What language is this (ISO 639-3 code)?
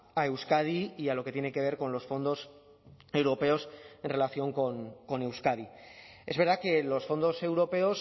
spa